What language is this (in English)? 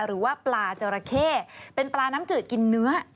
Thai